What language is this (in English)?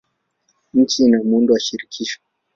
Swahili